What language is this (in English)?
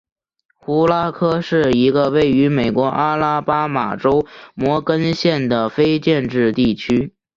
Chinese